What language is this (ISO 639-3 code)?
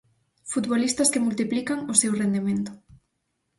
glg